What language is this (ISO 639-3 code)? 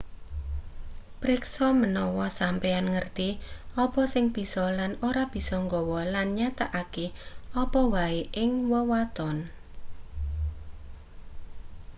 jav